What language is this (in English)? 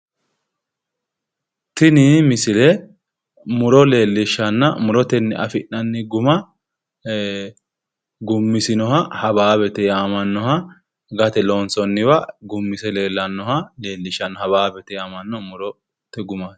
Sidamo